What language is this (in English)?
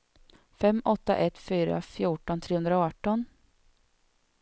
Swedish